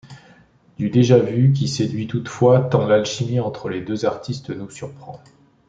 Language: French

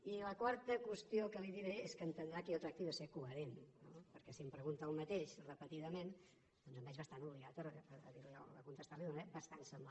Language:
Catalan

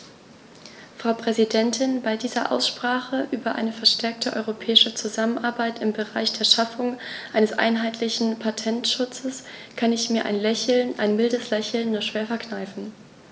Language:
German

